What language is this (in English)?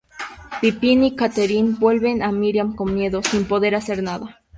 Spanish